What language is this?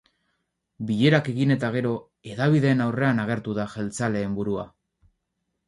Basque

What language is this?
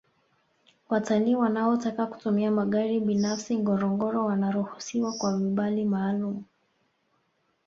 Swahili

